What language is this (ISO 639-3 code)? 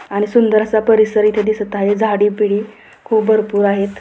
mar